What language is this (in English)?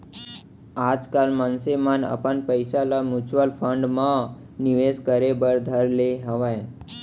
Chhattisgarhi